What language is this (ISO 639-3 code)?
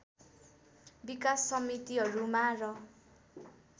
nep